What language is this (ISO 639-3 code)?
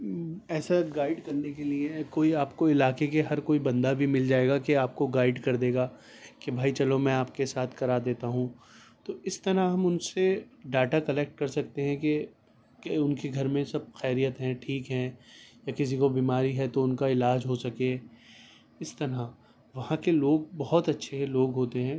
urd